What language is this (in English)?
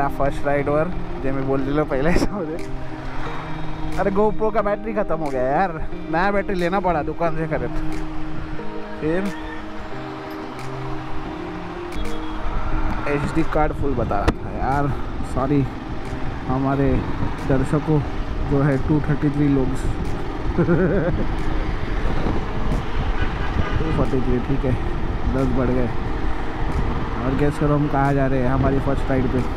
Indonesian